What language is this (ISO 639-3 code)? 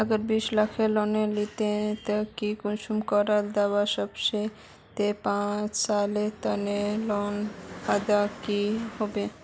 mag